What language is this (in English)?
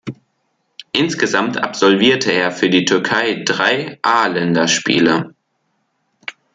German